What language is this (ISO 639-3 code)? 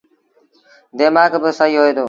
sbn